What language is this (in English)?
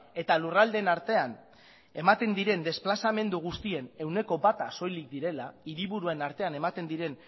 Basque